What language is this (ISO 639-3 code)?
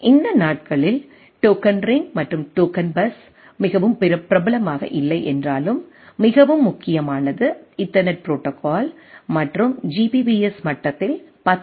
tam